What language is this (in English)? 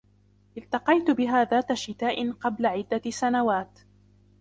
Arabic